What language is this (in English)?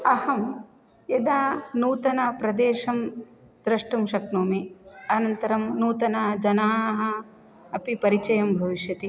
Sanskrit